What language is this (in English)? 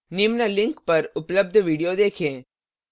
Hindi